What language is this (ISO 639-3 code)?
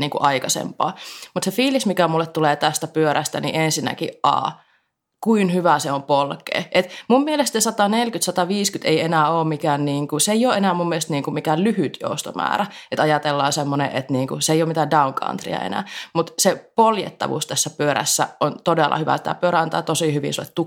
fin